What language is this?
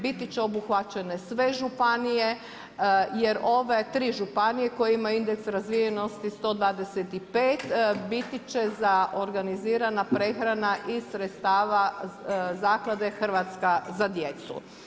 Croatian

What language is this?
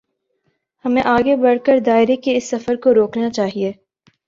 Urdu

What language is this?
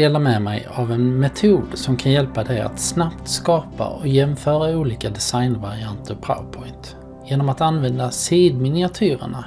Swedish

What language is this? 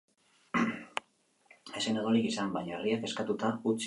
Basque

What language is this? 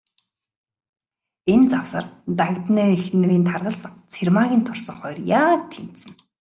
Mongolian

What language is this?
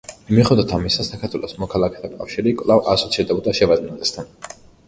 Georgian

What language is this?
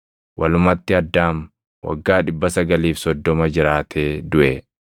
Oromo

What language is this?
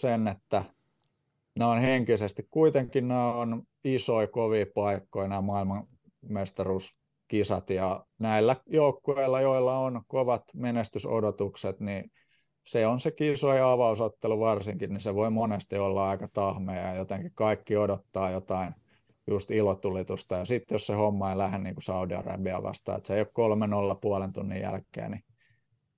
Finnish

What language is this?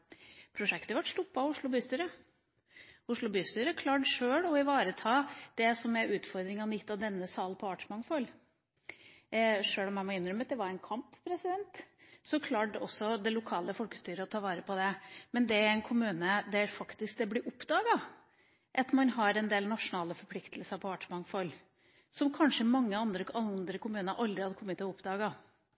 Norwegian Bokmål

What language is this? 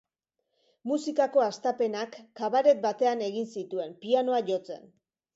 Basque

